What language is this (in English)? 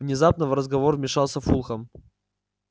Russian